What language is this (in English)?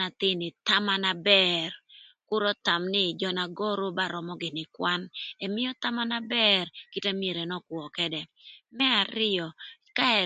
Thur